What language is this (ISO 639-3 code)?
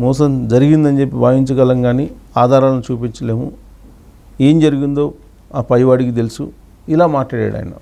tel